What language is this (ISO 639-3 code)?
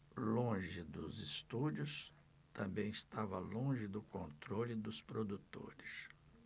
por